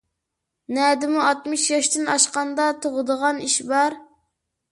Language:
Uyghur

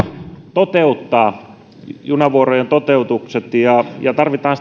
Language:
Finnish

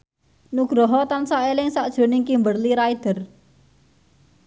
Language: Javanese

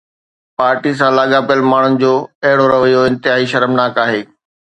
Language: Sindhi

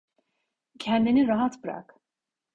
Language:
Turkish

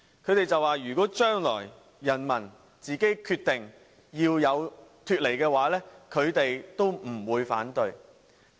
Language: Cantonese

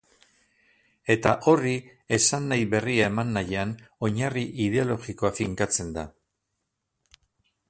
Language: Basque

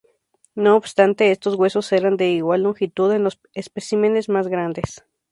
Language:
Spanish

